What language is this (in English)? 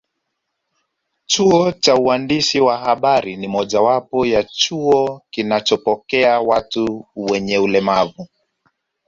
Swahili